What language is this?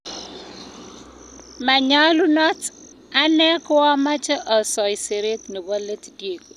Kalenjin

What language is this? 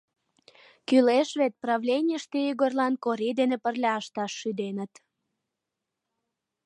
Mari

